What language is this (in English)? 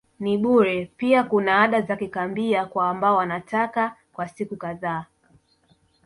Swahili